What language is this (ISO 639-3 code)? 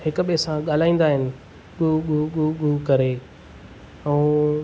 snd